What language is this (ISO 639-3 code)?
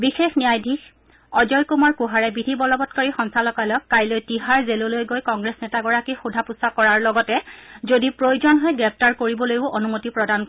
asm